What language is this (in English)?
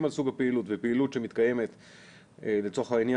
Hebrew